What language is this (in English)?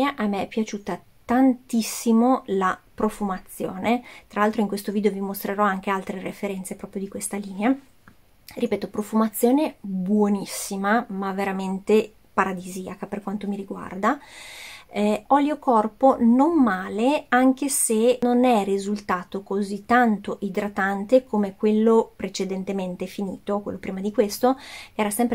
Italian